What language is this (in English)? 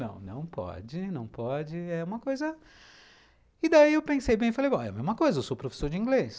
Portuguese